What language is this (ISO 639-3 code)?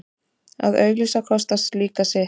isl